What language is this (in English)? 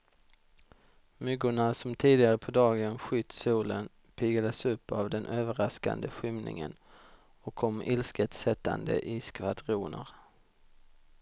Swedish